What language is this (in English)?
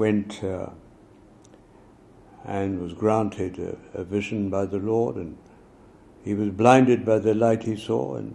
Urdu